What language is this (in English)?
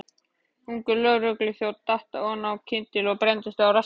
Icelandic